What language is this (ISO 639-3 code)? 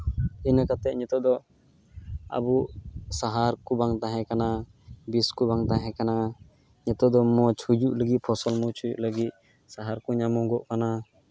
sat